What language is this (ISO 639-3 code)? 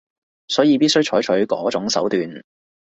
yue